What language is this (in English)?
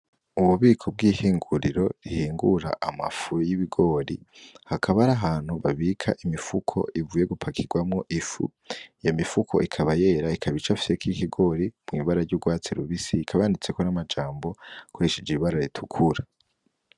Rundi